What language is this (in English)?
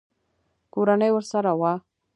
Pashto